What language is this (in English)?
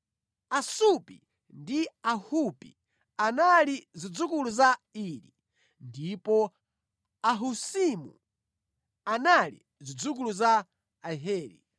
Nyanja